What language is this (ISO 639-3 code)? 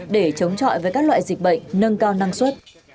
vie